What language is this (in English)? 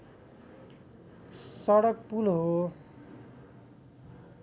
Nepali